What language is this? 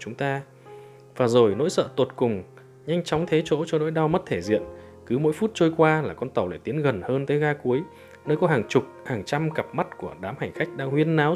Vietnamese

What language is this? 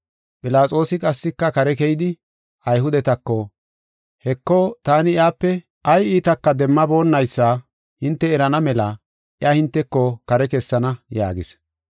Gofa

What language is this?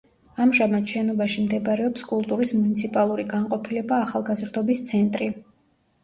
Georgian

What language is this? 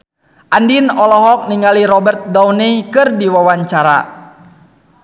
Sundanese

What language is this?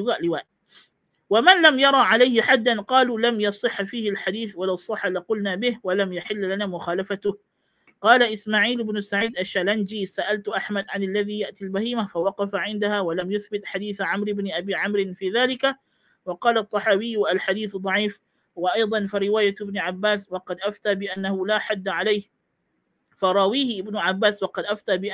Malay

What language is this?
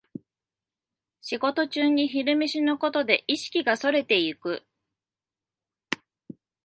Japanese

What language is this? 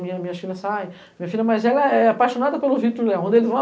Portuguese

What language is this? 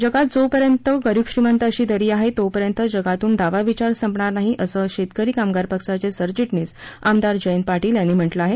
Marathi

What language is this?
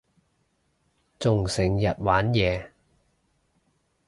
Cantonese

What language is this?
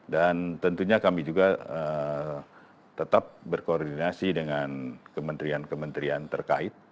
Indonesian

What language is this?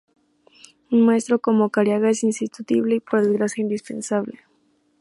Spanish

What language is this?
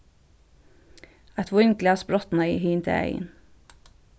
Faroese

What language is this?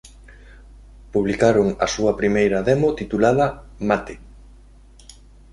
Galician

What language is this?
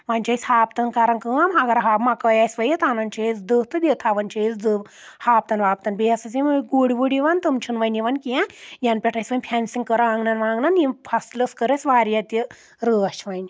Kashmiri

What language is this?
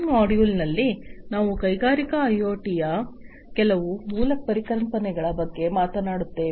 Kannada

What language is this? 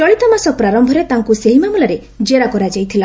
Odia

